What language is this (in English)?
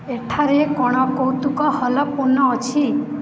Odia